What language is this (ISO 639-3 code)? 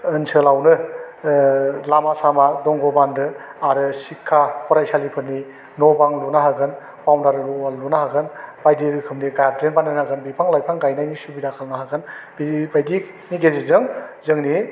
brx